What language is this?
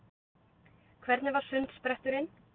Icelandic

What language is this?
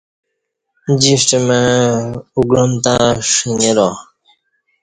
Kati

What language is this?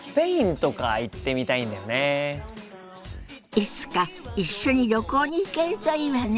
Japanese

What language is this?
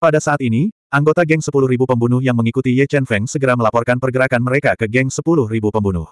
Indonesian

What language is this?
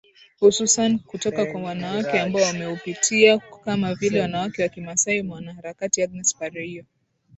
Swahili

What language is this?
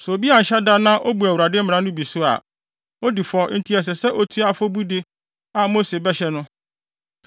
Akan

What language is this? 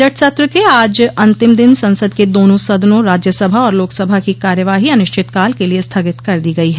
Hindi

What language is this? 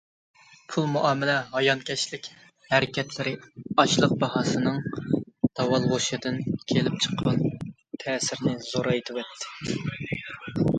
Uyghur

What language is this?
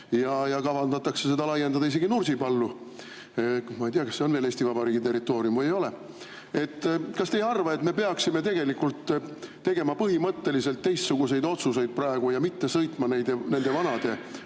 Estonian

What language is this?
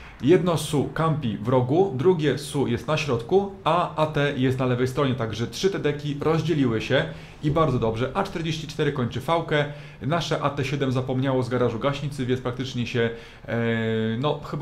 Polish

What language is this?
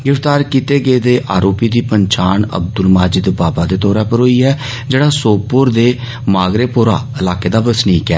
Dogri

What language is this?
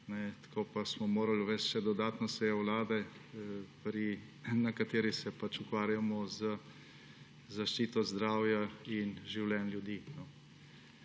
Slovenian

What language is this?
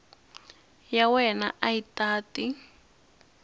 Tsonga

